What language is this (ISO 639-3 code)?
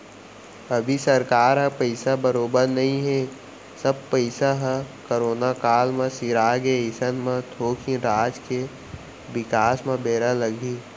hne